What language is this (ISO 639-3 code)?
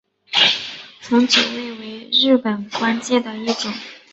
zho